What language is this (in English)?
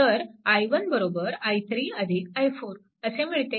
Marathi